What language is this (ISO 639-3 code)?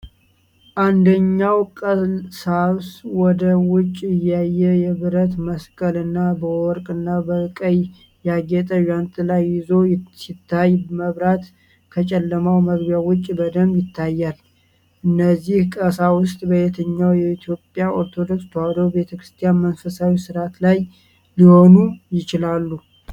amh